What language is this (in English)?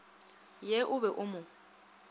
Northern Sotho